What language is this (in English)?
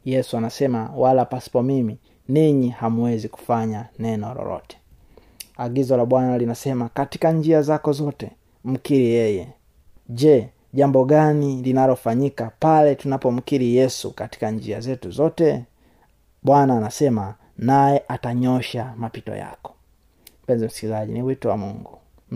Swahili